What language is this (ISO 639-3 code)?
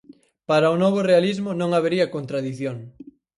glg